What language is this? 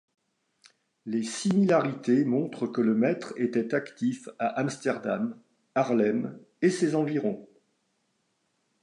French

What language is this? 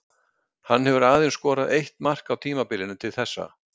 Icelandic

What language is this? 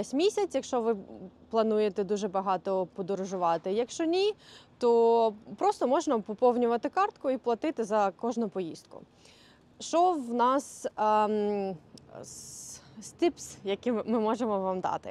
Ukrainian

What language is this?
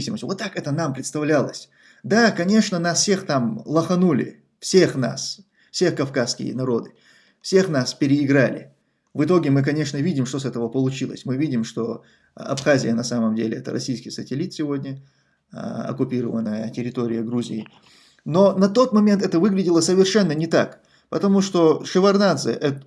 Russian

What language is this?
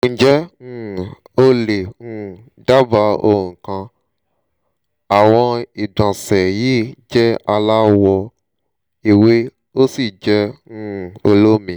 Yoruba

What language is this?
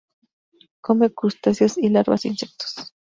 Spanish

